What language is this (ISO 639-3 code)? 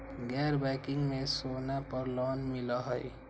mag